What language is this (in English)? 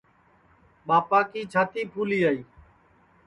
Sansi